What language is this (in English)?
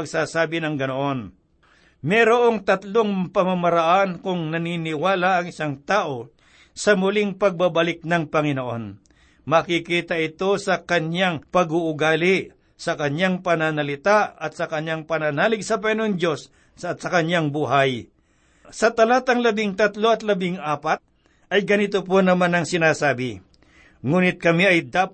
Filipino